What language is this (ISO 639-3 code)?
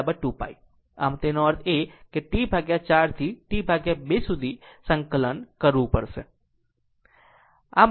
guj